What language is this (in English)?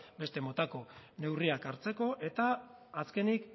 Basque